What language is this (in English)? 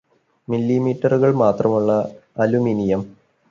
Malayalam